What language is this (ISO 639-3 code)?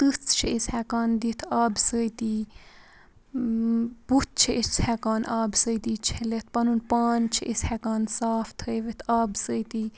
kas